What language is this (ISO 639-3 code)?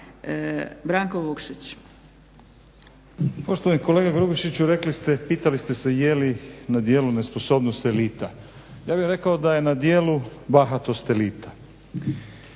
hrv